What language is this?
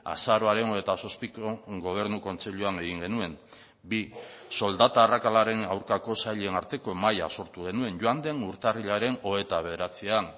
Basque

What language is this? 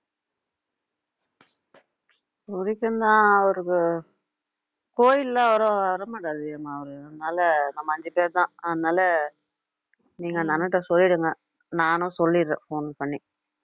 Tamil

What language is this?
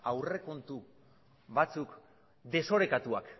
Basque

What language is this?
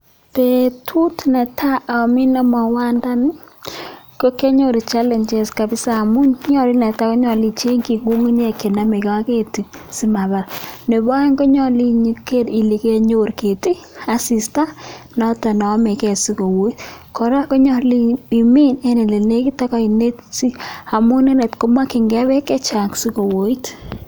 Kalenjin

